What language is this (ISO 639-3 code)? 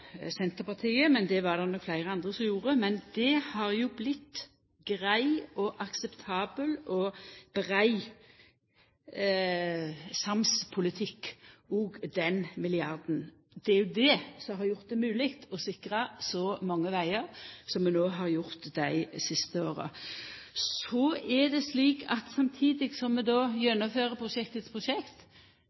nno